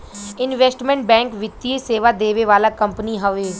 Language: Bhojpuri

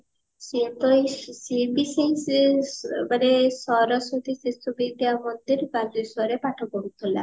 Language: Odia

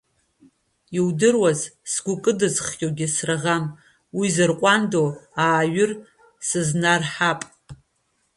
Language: Abkhazian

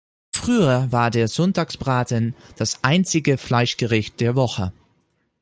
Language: German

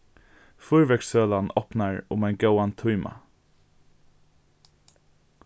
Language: Faroese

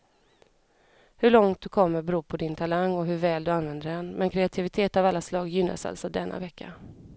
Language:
Swedish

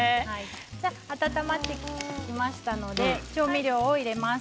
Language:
Japanese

